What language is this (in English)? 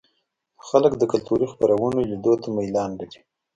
Pashto